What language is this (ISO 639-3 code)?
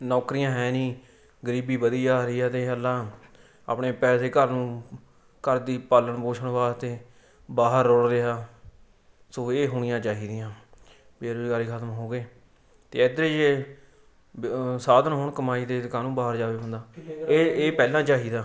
pan